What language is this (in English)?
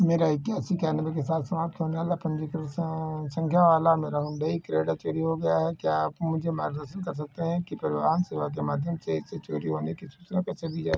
Hindi